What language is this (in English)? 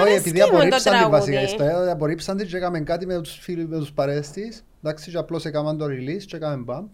Greek